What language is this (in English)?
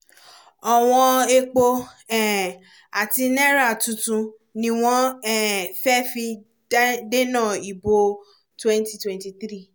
Yoruba